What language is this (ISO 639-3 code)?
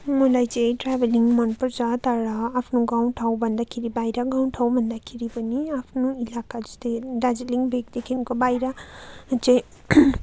nep